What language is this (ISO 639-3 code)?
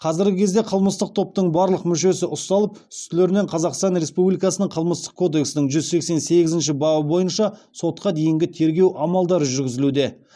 kaz